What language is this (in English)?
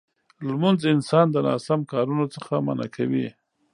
Pashto